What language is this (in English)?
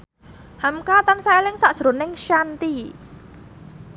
Javanese